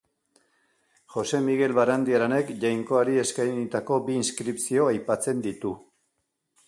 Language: Basque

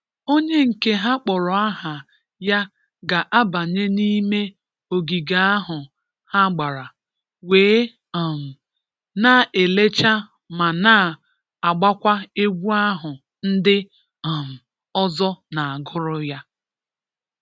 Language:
Igbo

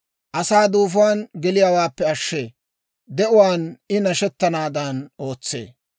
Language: Dawro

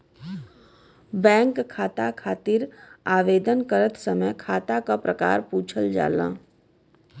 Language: Bhojpuri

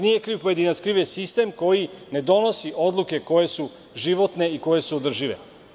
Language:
Serbian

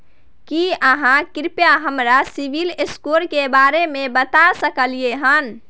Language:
Maithili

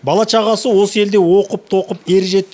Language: Kazakh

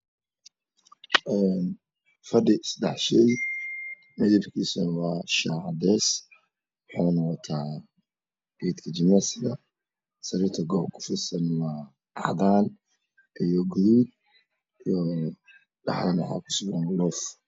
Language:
Somali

